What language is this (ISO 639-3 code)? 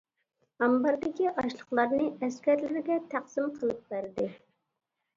uig